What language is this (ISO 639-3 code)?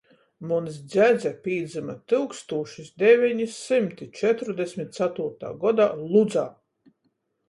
ltg